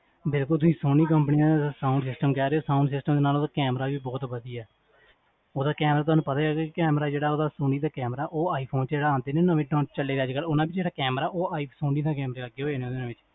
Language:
Punjabi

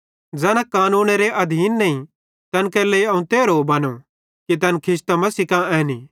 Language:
Bhadrawahi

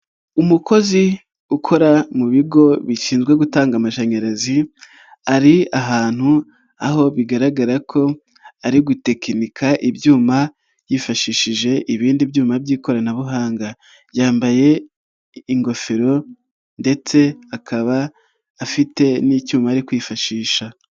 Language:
Kinyarwanda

